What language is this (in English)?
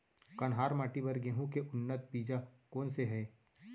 Chhattisgarhi